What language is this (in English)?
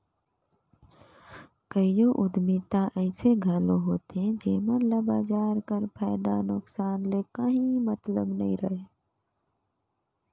Chhattisgarhi